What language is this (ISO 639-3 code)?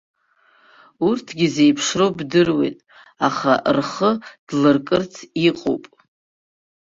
abk